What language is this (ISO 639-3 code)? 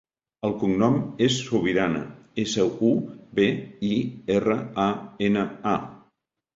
cat